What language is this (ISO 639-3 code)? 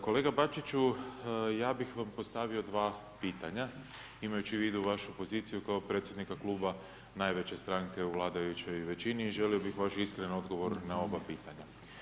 hrv